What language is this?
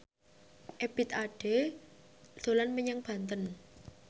Javanese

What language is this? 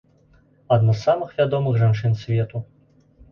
Belarusian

